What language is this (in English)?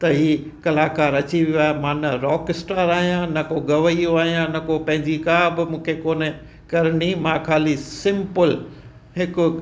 Sindhi